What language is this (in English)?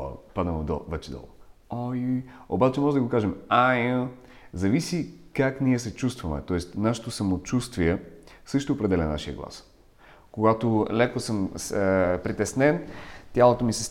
Bulgarian